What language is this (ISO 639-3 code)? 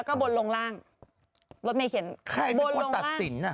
tha